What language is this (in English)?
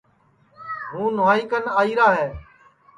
Sansi